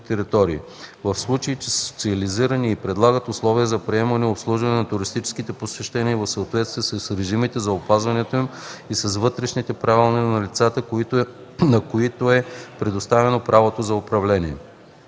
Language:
Bulgarian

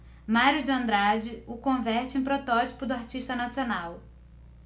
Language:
Portuguese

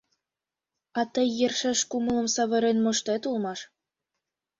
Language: Mari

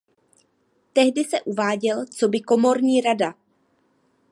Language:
Czech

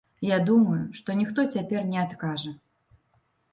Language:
Belarusian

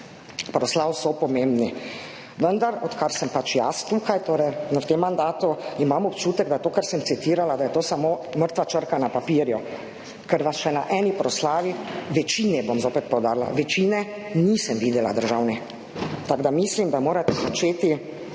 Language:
Slovenian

